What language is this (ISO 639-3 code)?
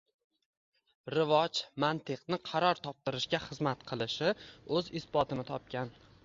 uzb